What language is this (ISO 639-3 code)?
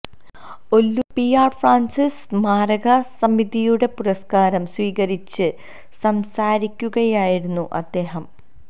mal